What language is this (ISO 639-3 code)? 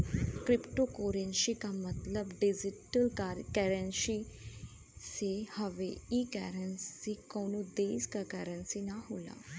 bho